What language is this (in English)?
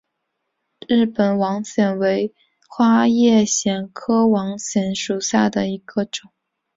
Chinese